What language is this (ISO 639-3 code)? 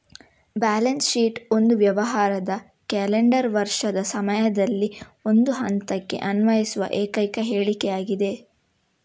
kan